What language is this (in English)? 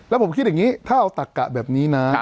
Thai